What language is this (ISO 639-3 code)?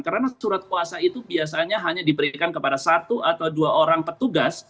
ind